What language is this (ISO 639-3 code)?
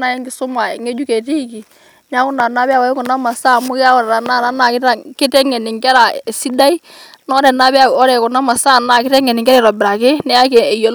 mas